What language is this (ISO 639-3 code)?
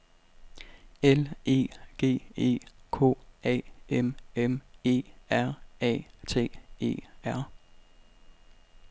dan